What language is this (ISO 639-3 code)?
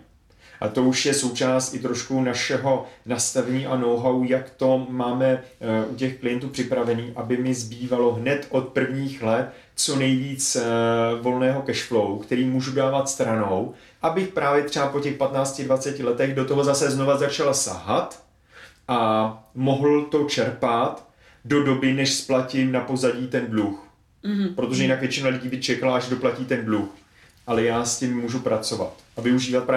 ces